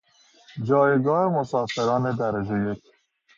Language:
Persian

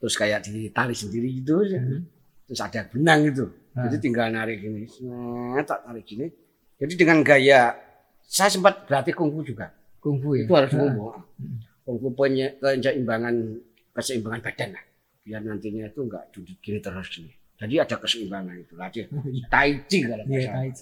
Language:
Indonesian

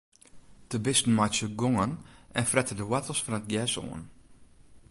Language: Western Frisian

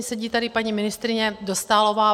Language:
Czech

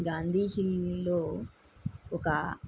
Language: Telugu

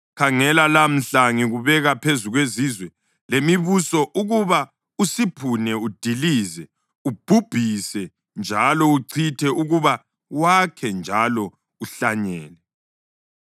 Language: North Ndebele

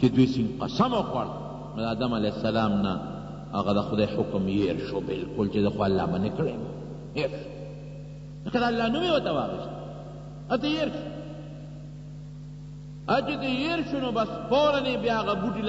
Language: Indonesian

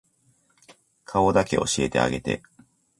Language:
Japanese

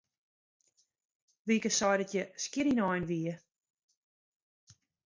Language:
Western Frisian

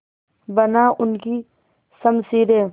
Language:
Hindi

